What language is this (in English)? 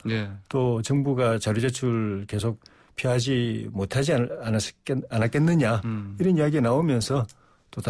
Korean